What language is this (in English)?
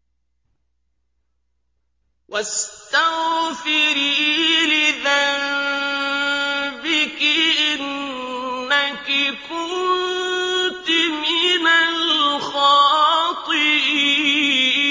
Arabic